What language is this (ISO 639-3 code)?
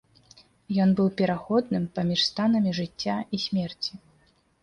bel